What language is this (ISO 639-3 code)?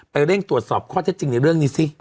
tha